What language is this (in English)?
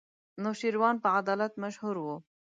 Pashto